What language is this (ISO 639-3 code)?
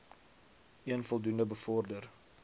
afr